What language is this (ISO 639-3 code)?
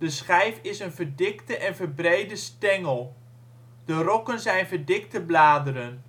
nld